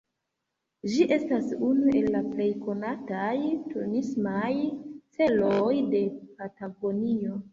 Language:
Esperanto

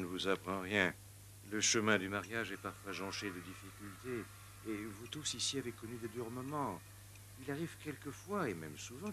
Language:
French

